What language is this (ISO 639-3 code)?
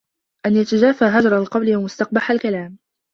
ara